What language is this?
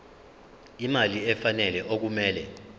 Zulu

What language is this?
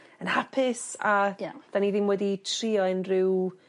Welsh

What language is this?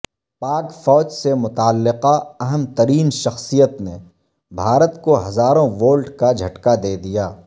Urdu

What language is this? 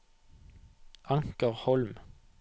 Norwegian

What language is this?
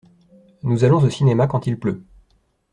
French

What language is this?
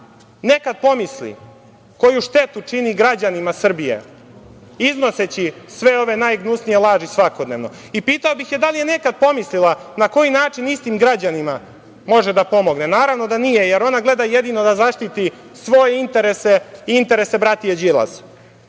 Serbian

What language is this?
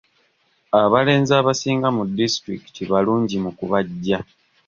Ganda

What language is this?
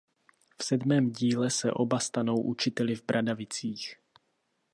Czech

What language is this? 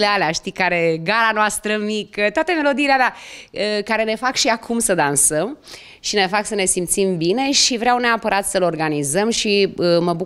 Romanian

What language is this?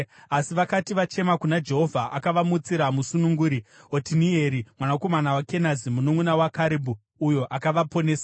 Shona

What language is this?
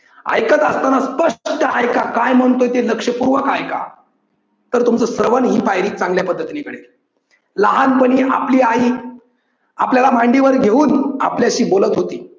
Marathi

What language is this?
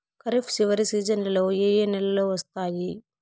Telugu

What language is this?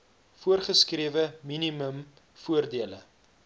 Afrikaans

